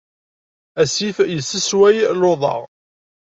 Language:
Kabyle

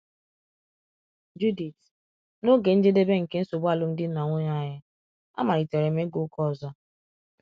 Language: Igbo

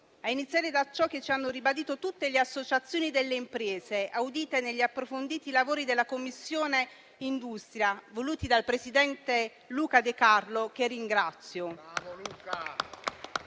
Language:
Italian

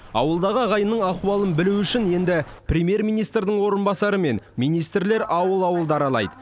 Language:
Kazakh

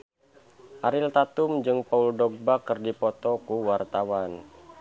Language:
Sundanese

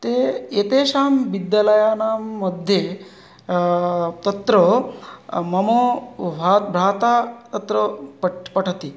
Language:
Sanskrit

